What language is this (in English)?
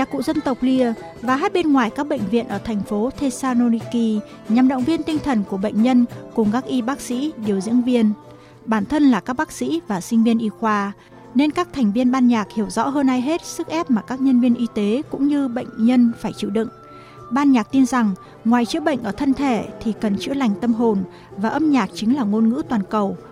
Vietnamese